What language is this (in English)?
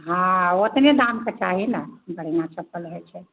Maithili